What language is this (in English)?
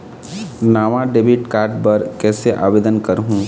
Chhattisgarhi